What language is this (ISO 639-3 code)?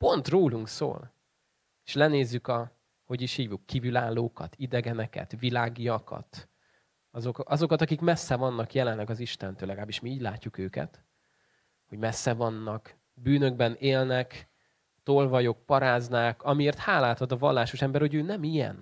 hun